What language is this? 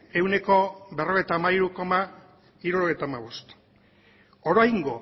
Basque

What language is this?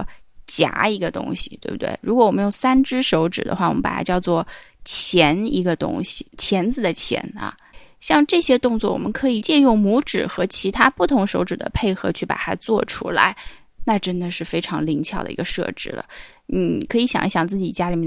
Chinese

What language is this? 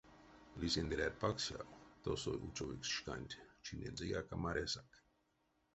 Erzya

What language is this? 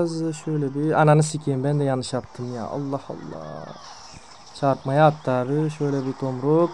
Turkish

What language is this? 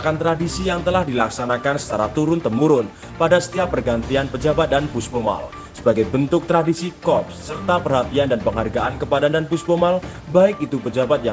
Indonesian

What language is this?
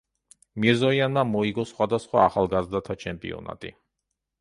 Georgian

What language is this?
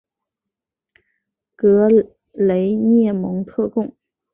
Chinese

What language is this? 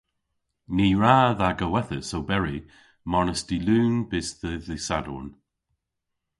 Cornish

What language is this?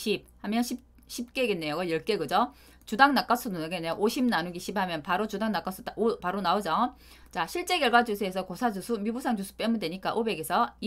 Korean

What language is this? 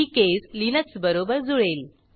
Marathi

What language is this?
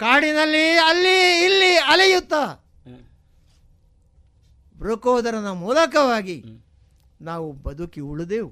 Kannada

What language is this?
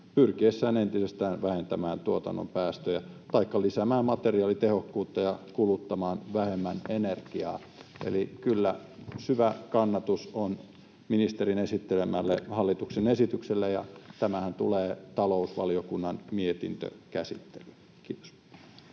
Finnish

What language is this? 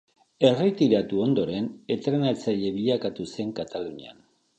Basque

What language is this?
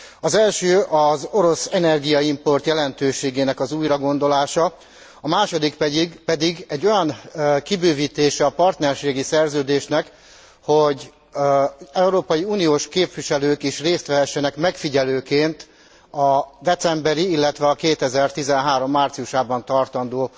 Hungarian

